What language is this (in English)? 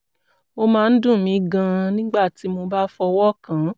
Yoruba